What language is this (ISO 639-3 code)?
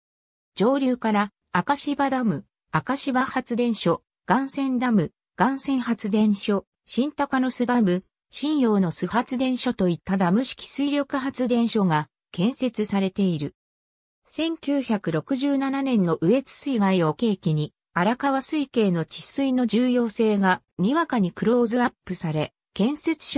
jpn